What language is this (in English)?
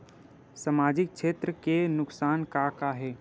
Chhattisgarhi